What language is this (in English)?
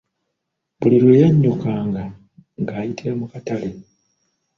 Ganda